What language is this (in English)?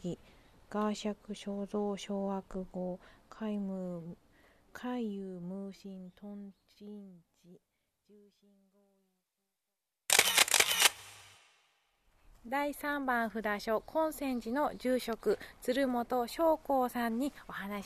Japanese